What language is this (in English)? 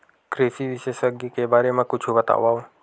Chhattisgarhi